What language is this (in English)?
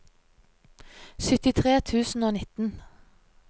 Norwegian